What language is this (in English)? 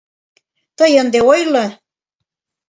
Mari